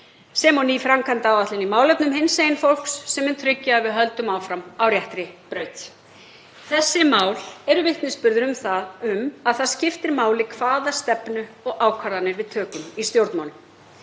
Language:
Icelandic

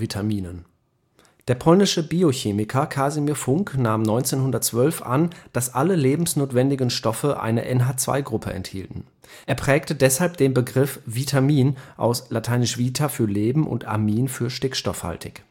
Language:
German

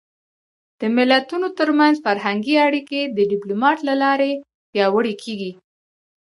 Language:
Pashto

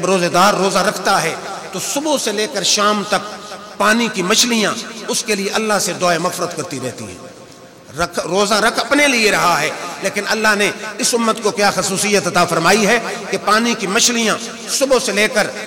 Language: Hindi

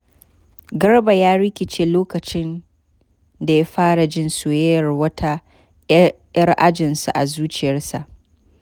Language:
Hausa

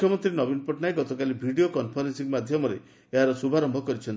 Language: Odia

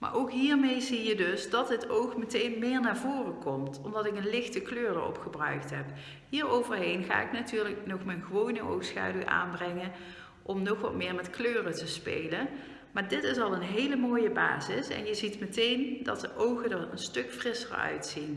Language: Dutch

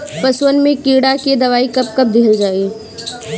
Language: Bhojpuri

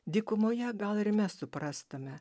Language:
Lithuanian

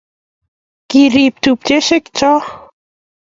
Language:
Kalenjin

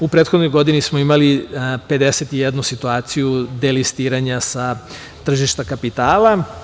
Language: Serbian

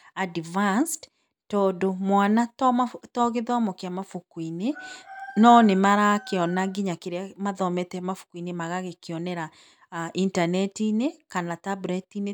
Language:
Kikuyu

